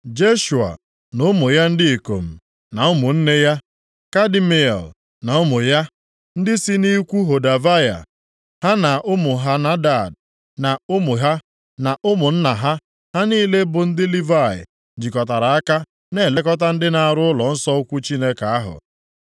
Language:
Igbo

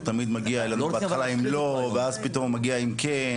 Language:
Hebrew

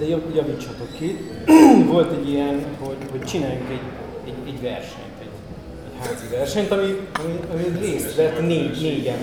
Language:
Hungarian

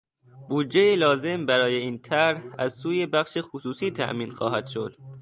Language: Persian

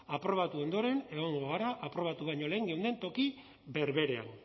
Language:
Basque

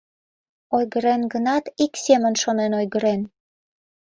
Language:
Mari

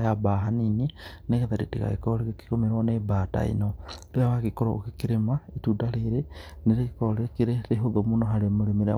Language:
Kikuyu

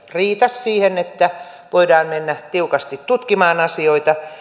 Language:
Finnish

